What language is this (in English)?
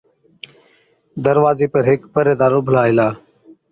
Od